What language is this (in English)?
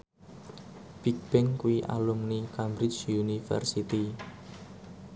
Javanese